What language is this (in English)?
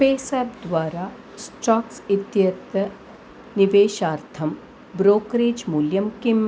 Sanskrit